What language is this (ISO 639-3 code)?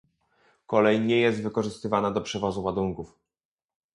pol